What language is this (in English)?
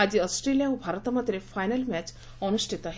Odia